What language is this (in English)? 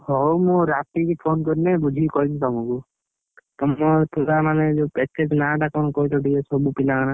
Odia